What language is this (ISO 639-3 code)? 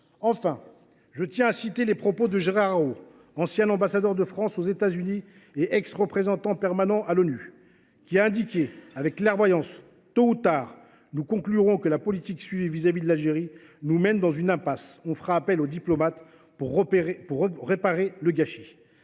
fra